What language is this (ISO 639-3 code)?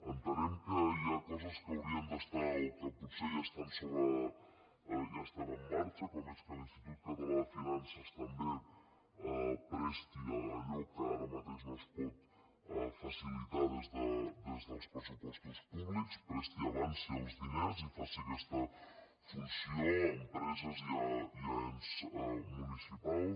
cat